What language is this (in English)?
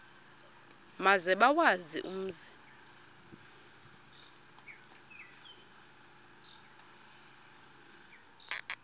Xhosa